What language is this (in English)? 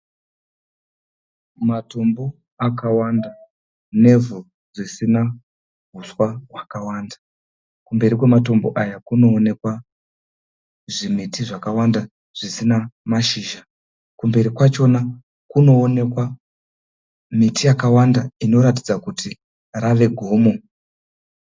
Shona